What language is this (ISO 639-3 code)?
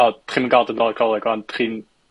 cym